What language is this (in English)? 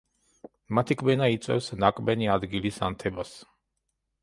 Georgian